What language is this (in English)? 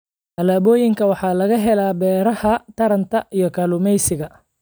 Somali